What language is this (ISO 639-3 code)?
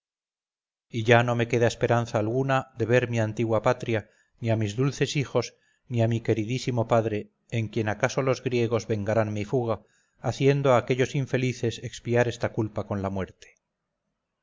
spa